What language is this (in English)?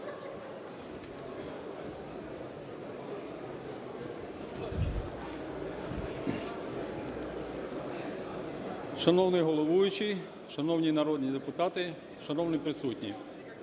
Ukrainian